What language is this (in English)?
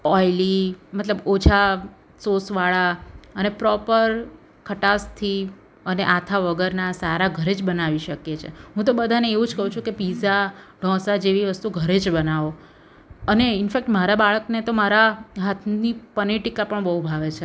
Gujarati